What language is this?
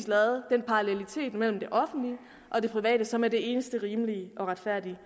Danish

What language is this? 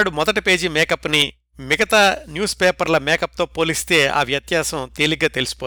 Telugu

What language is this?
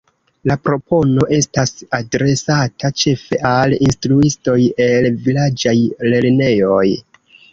Esperanto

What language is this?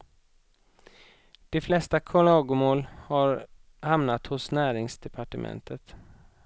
Swedish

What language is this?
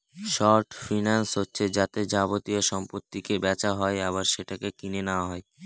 Bangla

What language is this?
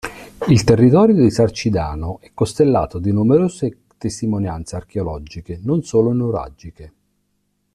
Italian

